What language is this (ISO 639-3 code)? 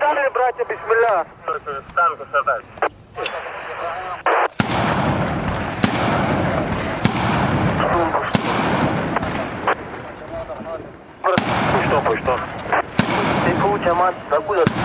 rus